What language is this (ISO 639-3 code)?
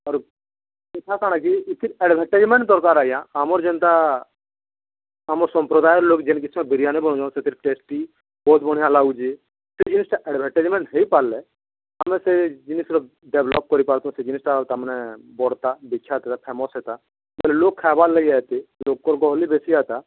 ori